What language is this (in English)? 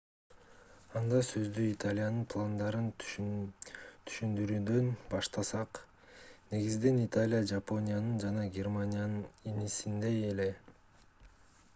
Kyrgyz